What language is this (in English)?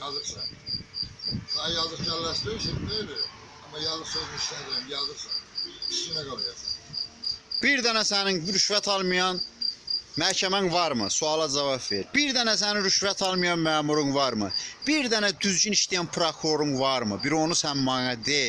Turkish